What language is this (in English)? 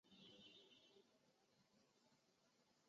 Chinese